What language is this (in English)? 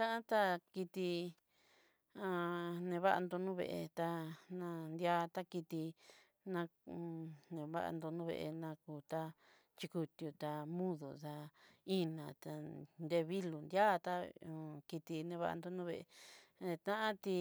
Southeastern Nochixtlán Mixtec